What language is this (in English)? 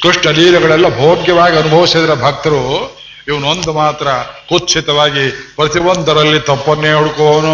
Kannada